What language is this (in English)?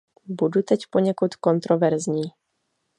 Czech